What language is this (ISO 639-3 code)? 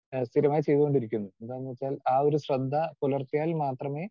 mal